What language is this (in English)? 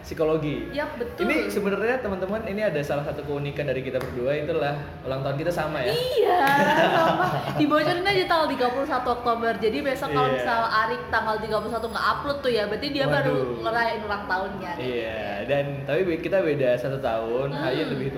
Indonesian